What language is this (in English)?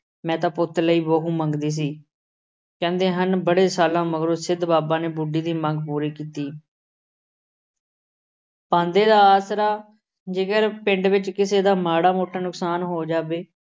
Punjabi